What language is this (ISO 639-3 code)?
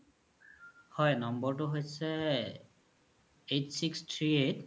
asm